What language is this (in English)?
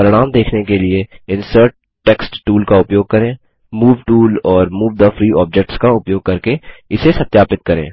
Hindi